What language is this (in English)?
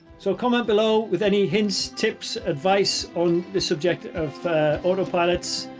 English